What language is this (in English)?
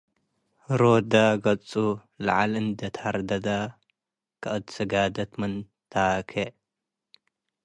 Tigre